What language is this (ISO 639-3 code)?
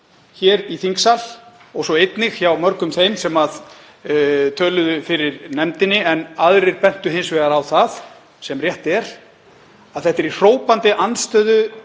isl